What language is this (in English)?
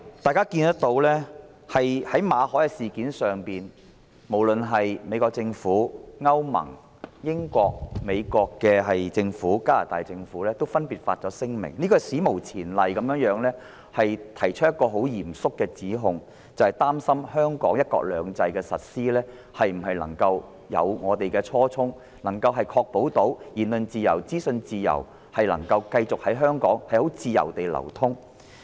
Cantonese